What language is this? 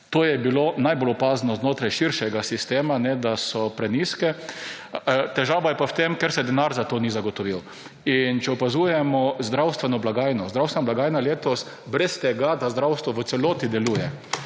Slovenian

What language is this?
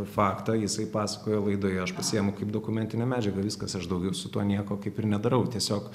Lithuanian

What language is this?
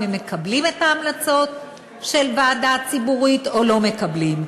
Hebrew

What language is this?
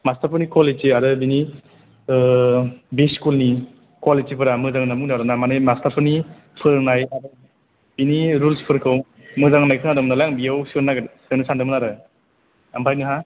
Bodo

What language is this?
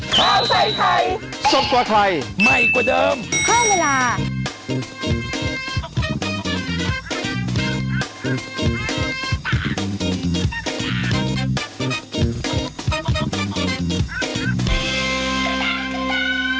Thai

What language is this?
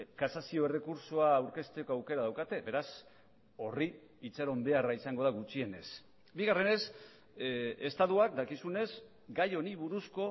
Basque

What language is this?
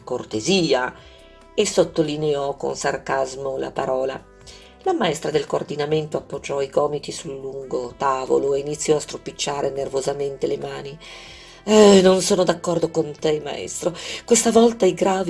Italian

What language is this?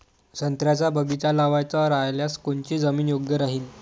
Marathi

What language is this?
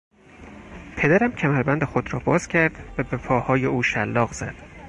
Persian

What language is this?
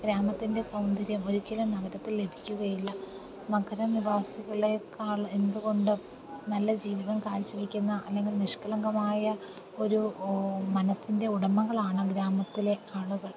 Malayalam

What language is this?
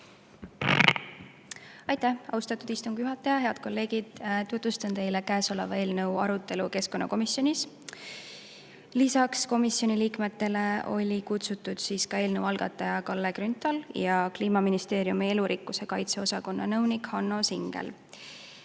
Estonian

